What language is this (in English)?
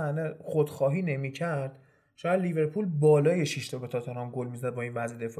Persian